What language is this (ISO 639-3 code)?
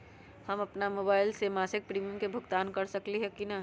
mag